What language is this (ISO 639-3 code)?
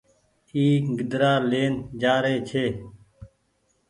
gig